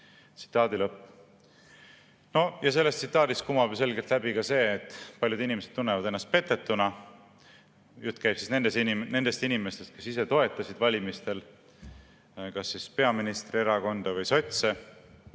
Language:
Estonian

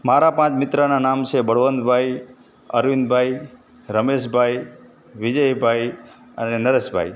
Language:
Gujarati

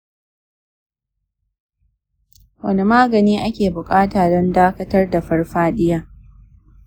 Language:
Hausa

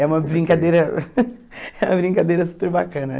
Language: Portuguese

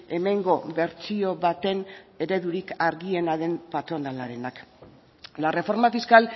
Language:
Basque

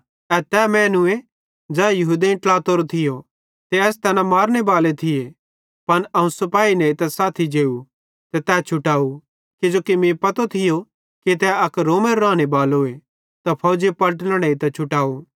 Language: Bhadrawahi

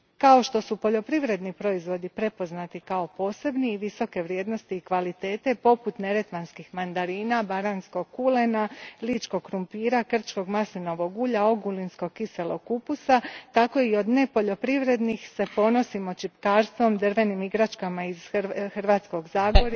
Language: Croatian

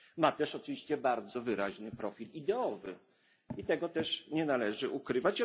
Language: Polish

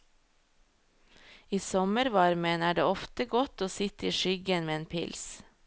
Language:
Norwegian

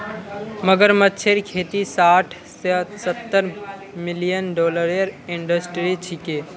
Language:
Magahi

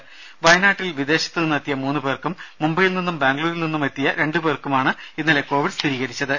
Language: Malayalam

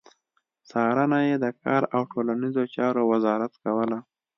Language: Pashto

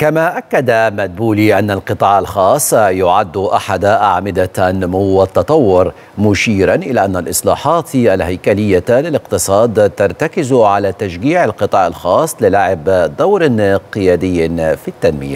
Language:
Arabic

